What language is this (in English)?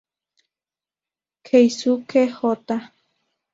Spanish